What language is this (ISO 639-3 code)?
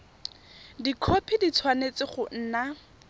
tsn